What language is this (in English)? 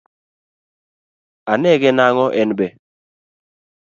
Luo (Kenya and Tanzania)